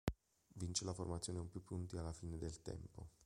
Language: Italian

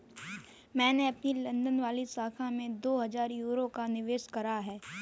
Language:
Hindi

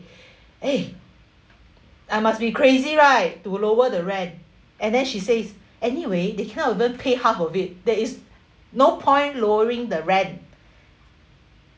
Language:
English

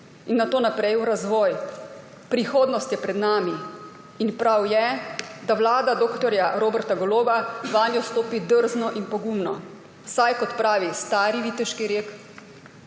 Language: Slovenian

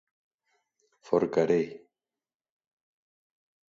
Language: Galician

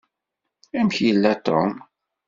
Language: Kabyle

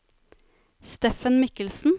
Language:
Norwegian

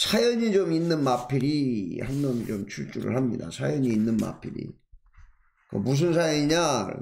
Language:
Korean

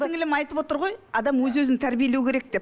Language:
Kazakh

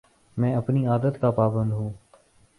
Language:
Urdu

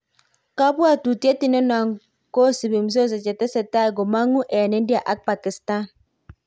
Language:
Kalenjin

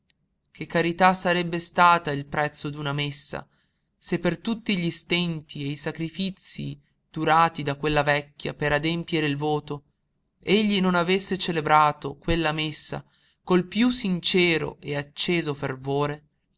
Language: Italian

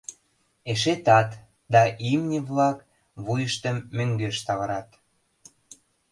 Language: Mari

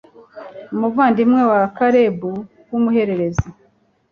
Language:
Kinyarwanda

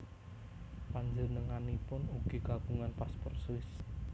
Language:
Javanese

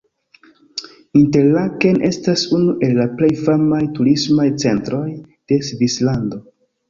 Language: Esperanto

